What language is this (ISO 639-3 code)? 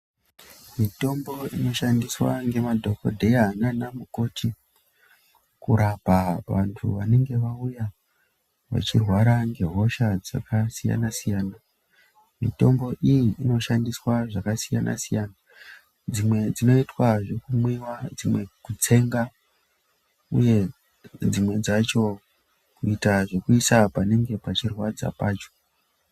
ndc